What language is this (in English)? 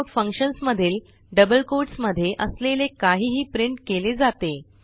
Marathi